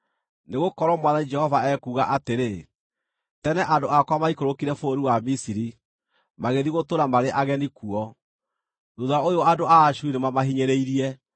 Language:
Kikuyu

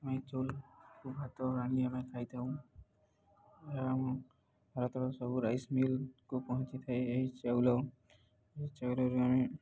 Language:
Odia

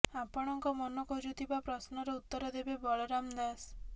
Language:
Odia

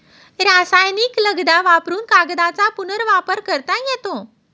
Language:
Marathi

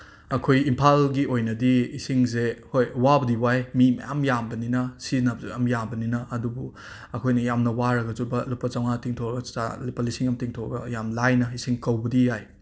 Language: Manipuri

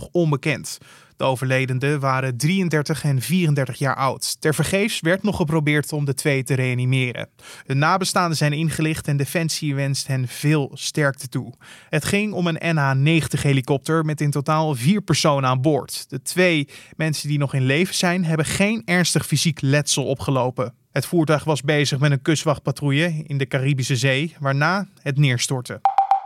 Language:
Dutch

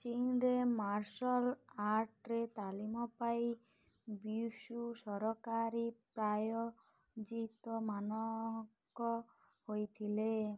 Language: Odia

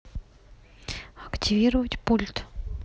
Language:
Russian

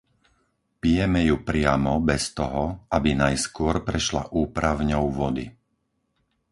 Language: Slovak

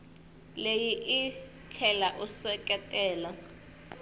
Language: Tsonga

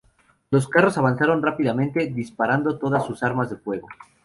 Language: Spanish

